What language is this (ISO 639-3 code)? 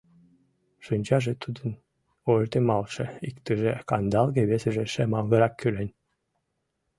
chm